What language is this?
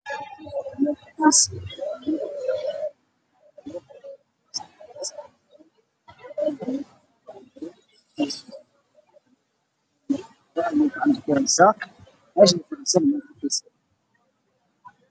Somali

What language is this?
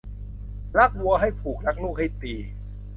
Thai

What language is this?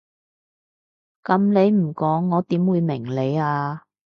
Cantonese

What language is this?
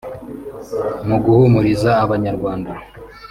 Kinyarwanda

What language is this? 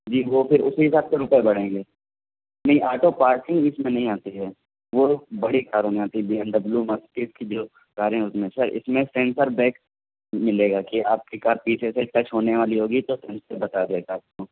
Urdu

